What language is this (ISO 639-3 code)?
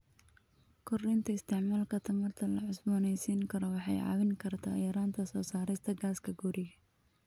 som